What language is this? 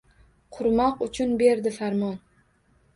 Uzbek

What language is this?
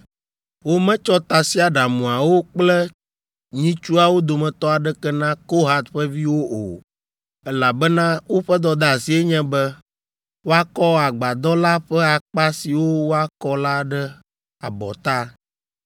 Ewe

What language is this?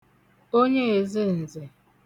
Igbo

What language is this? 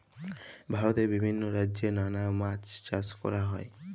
Bangla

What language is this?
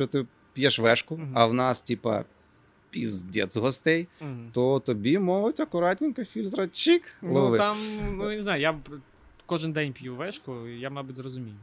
Ukrainian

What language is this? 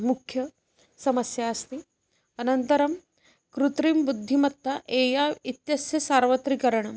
Sanskrit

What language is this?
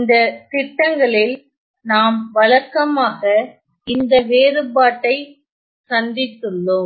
Tamil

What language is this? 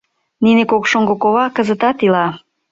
Mari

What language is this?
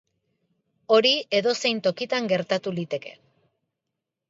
Basque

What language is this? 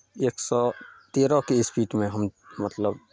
Maithili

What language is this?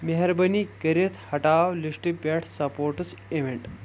Kashmiri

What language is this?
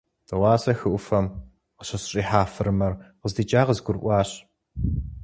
Kabardian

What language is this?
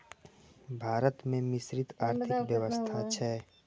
Maithili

